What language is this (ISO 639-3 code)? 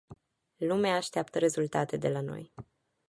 ron